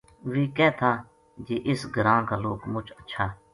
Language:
Gujari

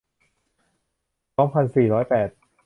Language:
Thai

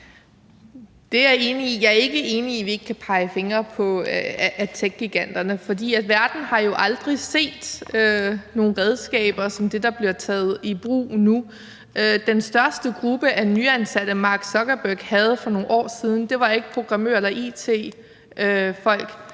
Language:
Danish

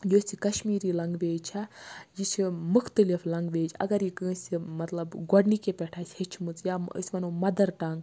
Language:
Kashmiri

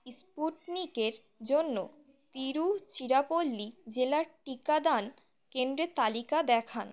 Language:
Bangla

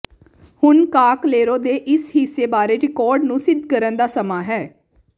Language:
Punjabi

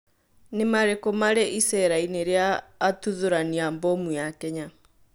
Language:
Kikuyu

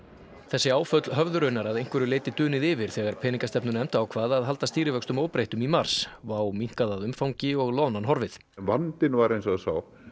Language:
Icelandic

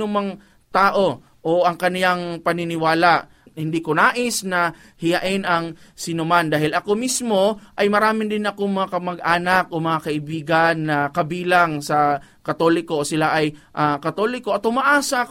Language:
Filipino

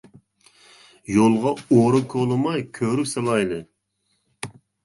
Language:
Uyghur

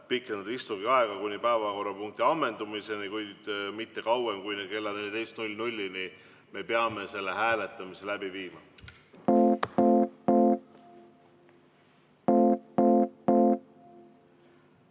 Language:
Estonian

